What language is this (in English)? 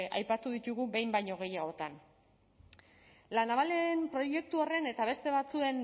Basque